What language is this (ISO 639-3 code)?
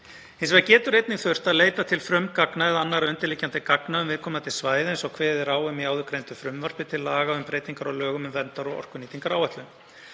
isl